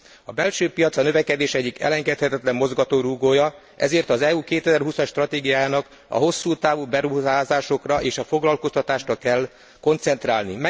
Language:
Hungarian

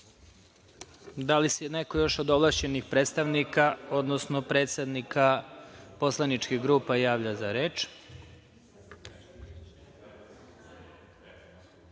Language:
Serbian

